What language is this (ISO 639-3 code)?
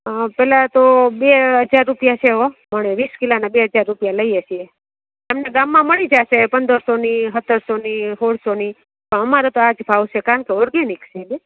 guj